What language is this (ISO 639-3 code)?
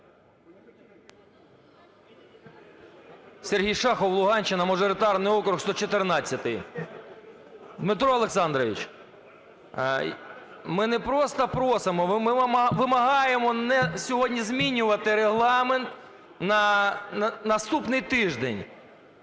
ukr